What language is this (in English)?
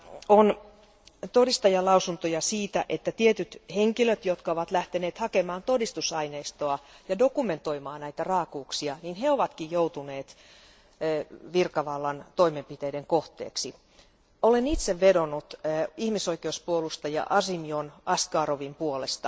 Finnish